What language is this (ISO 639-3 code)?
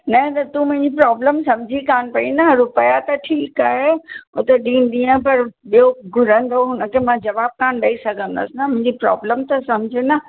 snd